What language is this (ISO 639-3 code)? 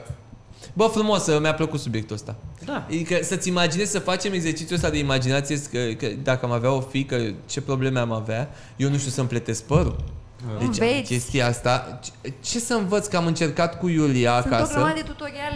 ron